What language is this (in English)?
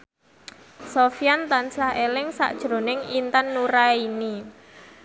Javanese